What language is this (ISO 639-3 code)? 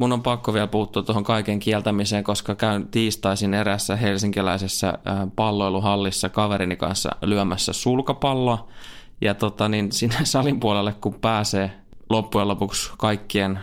fin